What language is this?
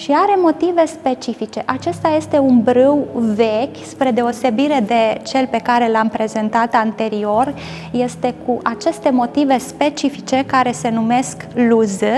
Romanian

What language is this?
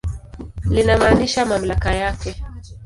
Swahili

